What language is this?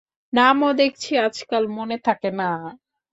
Bangla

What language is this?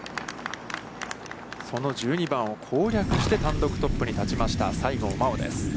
Japanese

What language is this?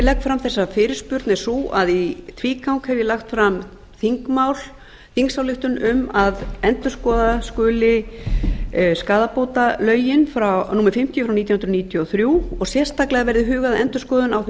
Icelandic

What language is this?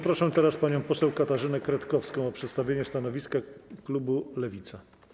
Polish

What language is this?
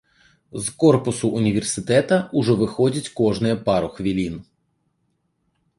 Belarusian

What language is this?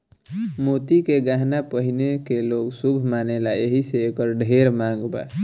Bhojpuri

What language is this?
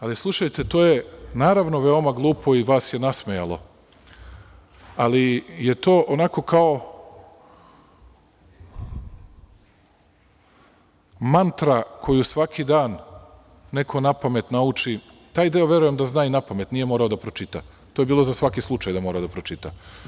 Serbian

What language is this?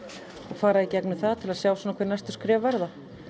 Icelandic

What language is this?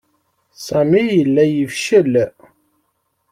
Kabyle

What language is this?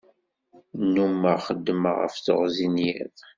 Kabyle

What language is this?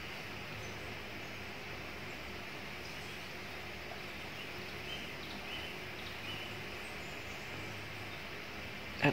Indonesian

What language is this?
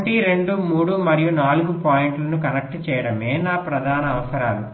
Telugu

